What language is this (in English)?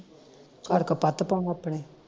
Punjabi